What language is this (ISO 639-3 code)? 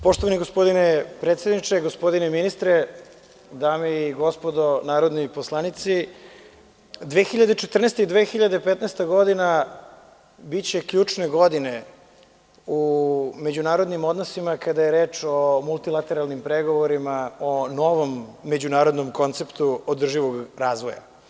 srp